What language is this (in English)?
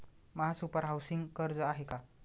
Marathi